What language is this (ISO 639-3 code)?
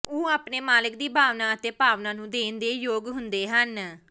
pan